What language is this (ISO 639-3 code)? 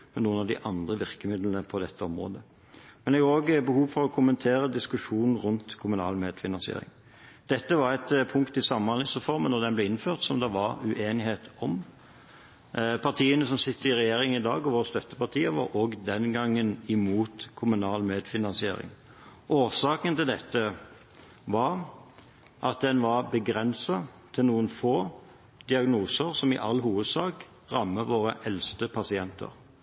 nob